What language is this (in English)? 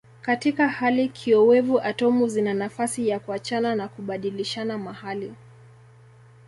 Swahili